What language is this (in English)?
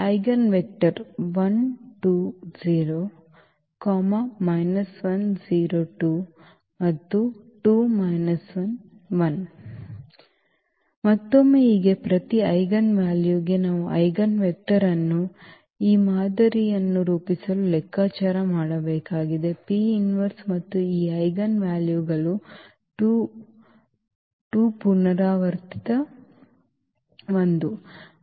Kannada